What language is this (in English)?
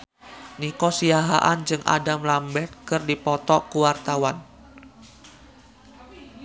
Sundanese